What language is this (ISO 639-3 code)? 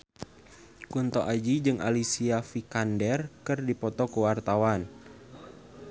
sun